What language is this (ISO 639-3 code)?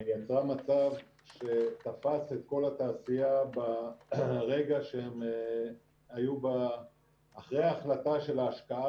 heb